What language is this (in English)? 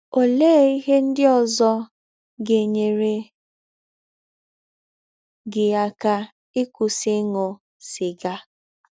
Igbo